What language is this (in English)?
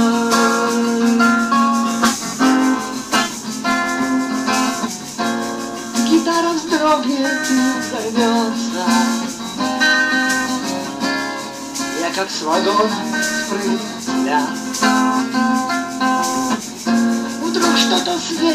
Greek